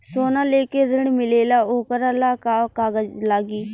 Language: Bhojpuri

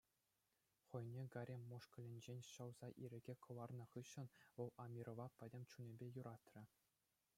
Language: Chuvash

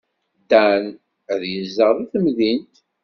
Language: Kabyle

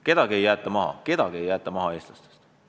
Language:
Estonian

